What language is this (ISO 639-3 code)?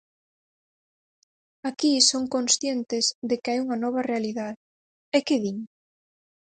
glg